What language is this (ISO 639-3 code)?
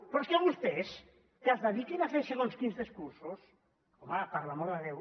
cat